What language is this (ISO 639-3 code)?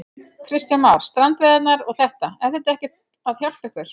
isl